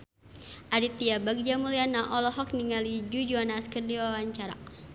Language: Sundanese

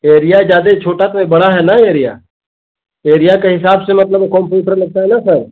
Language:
Hindi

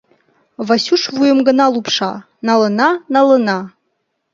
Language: Mari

